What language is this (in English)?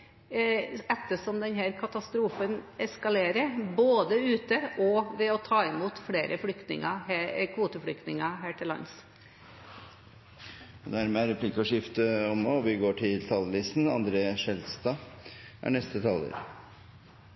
Norwegian